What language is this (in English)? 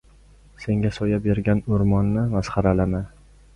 Uzbek